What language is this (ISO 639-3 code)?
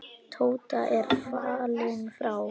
isl